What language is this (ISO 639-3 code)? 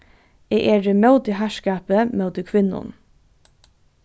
fao